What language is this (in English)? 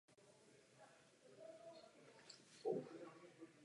Czech